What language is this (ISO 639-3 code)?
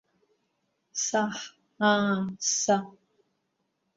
abk